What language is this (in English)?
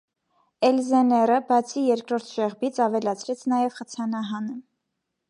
Armenian